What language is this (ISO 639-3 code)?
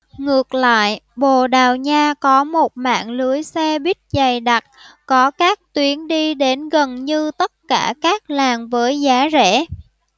vie